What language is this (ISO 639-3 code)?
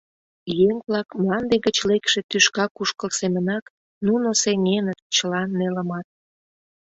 chm